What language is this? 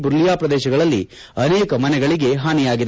Kannada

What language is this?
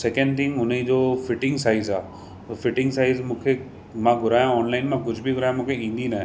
Sindhi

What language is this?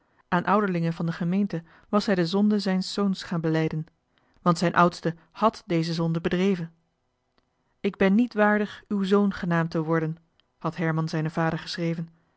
Dutch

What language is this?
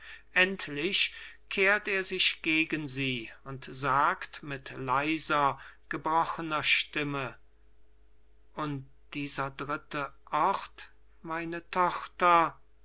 German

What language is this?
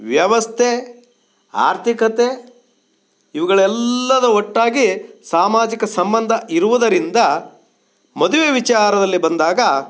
Kannada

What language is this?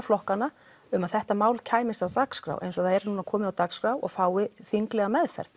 Icelandic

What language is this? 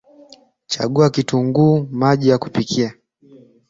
Swahili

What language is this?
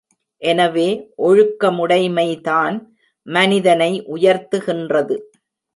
Tamil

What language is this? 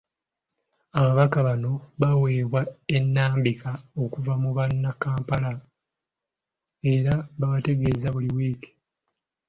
Ganda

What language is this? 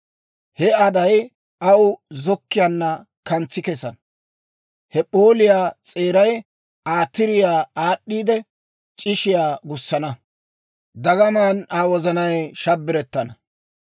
Dawro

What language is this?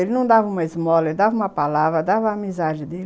Portuguese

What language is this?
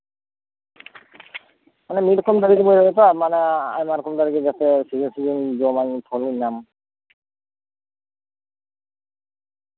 Santali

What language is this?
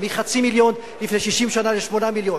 Hebrew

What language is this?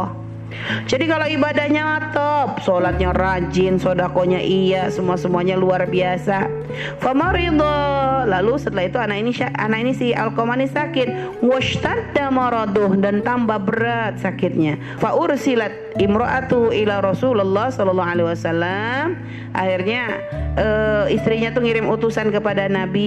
Indonesian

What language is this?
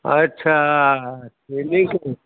Maithili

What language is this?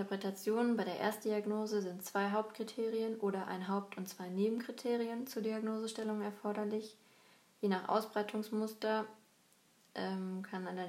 German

